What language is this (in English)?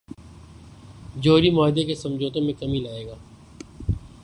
Urdu